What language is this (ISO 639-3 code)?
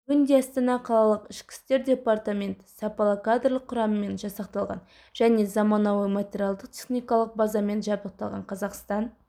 kaz